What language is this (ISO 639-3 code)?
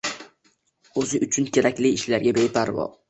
uzb